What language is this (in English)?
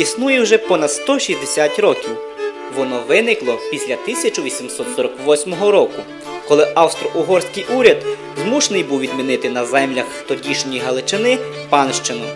Ukrainian